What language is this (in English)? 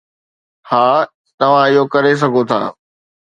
Sindhi